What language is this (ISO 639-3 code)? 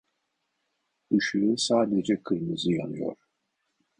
tur